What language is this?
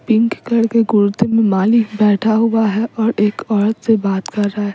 Hindi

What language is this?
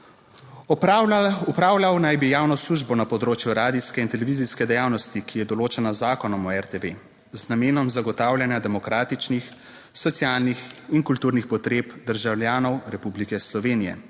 Slovenian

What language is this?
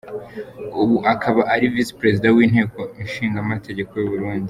Kinyarwanda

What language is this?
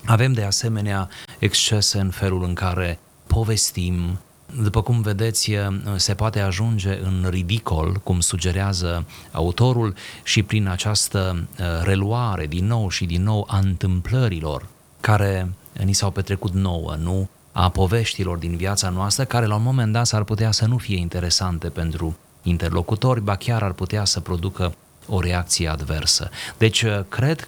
Romanian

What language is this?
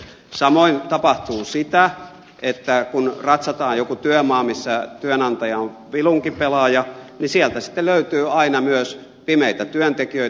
Finnish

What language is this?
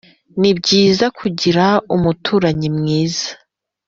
Kinyarwanda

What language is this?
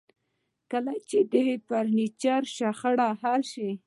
Pashto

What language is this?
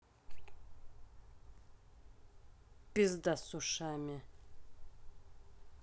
Russian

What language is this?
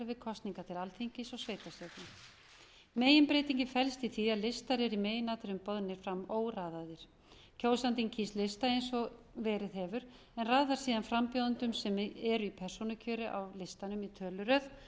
Icelandic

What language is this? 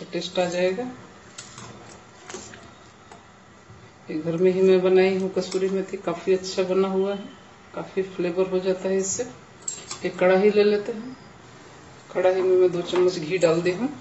Hindi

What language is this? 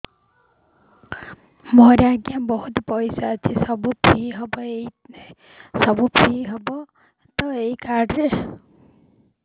Odia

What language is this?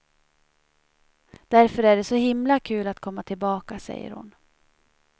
Swedish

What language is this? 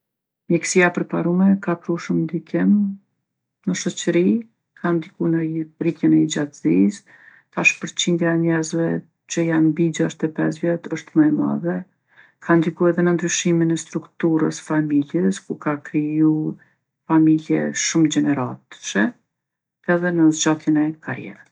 Gheg Albanian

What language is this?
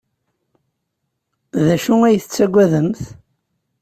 Kabyle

